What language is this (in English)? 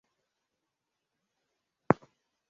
Swahili